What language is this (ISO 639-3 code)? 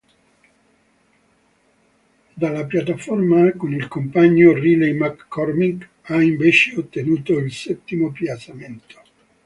ita